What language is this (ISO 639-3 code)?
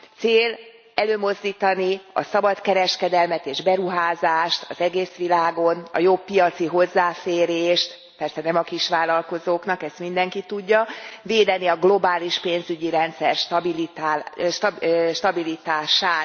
hun